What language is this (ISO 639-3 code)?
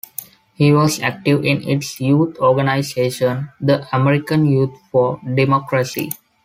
eng